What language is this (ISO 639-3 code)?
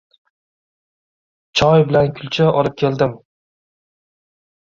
uzb